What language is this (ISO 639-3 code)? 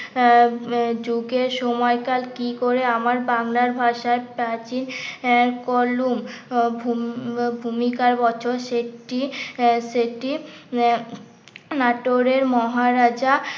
ben